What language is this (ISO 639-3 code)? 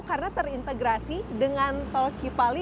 ind